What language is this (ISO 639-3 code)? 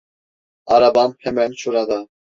tur